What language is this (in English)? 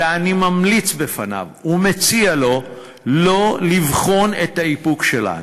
Hebrew